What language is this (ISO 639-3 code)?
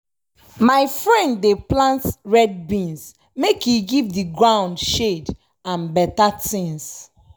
pcm